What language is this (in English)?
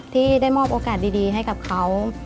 Thai